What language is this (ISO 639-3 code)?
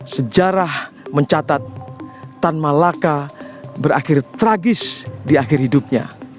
ind